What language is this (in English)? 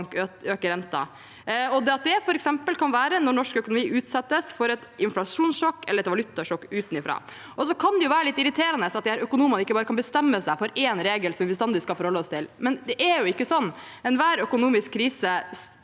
Norwegian